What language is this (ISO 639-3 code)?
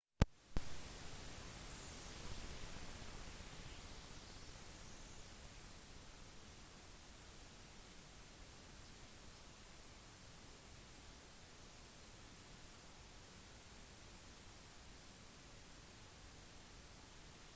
nob